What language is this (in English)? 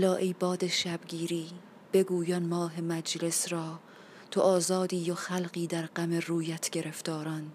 Persian